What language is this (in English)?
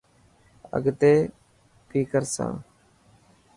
Dhatki